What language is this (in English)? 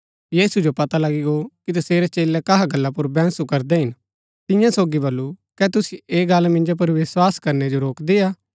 Gaddi